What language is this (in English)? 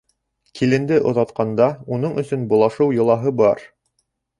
Bashkir